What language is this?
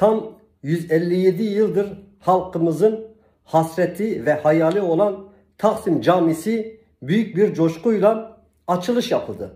Turkish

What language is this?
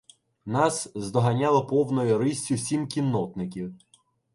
Ukrainian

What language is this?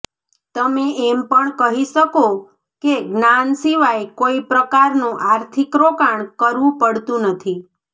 Gujarati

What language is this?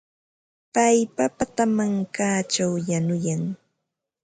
Ambo-Pasco Quechua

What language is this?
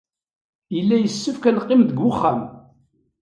Kabyle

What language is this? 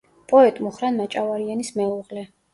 Georgian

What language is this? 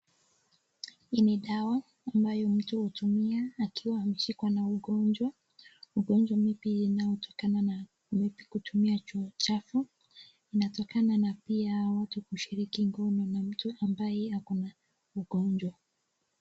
Swahili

